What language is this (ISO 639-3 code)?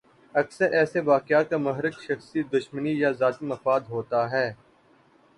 urd